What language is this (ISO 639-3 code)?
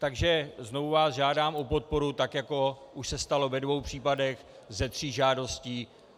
ces